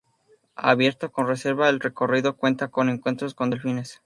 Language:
Spanish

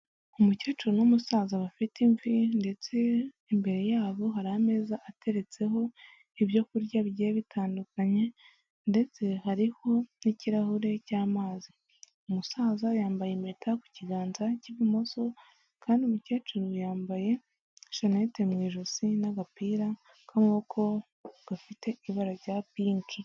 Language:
Kinyarwanda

